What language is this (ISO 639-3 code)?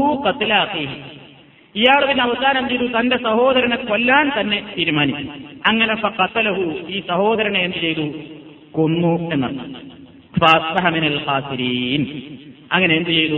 mal